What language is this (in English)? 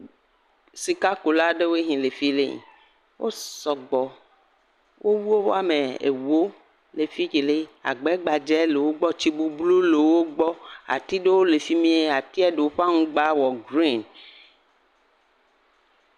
Ewe